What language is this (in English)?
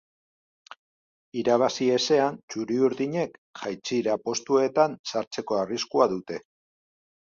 Basque